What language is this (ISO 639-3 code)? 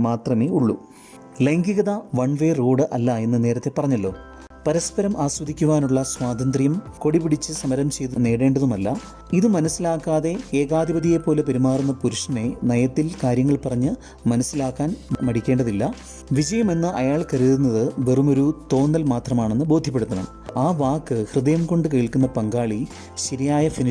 mal